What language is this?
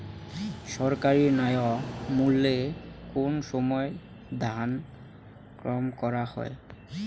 Bangla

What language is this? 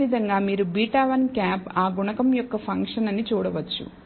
Telugu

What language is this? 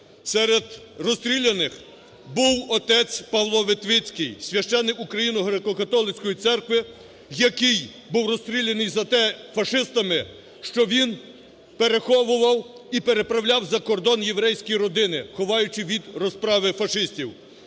Ukrainian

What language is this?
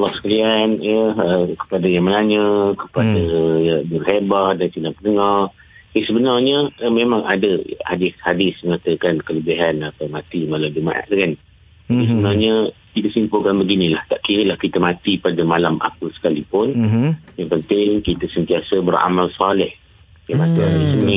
Malay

